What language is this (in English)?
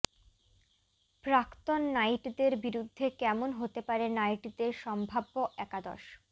Bangla